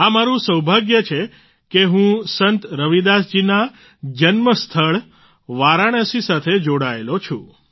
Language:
Gujarati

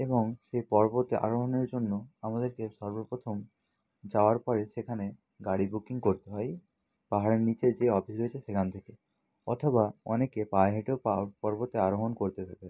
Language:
Bangla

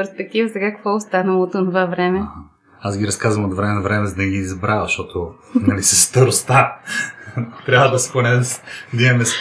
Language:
Bulgarian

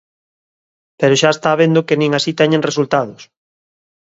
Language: Galician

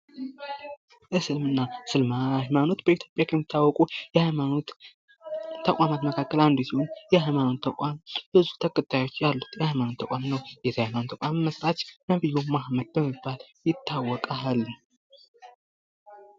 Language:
Amharic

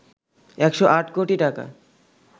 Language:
Bangla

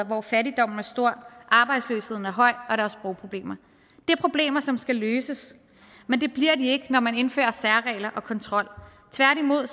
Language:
Danish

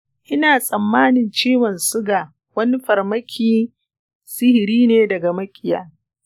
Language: Hausa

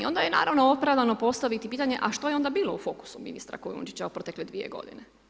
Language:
Croatian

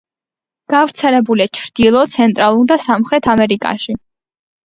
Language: Georgian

